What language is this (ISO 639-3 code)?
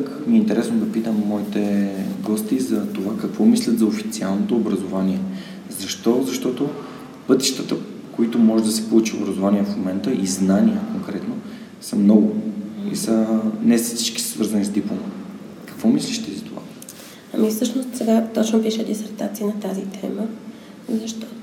bul